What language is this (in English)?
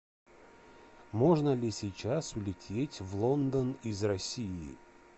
Russian